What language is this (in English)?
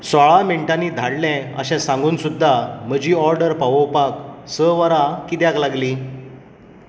Konkani